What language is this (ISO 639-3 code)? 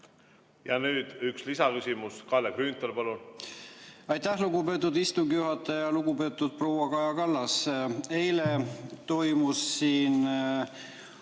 est